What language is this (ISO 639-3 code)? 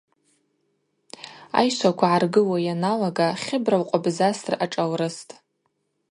abq